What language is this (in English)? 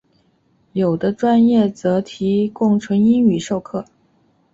Chinese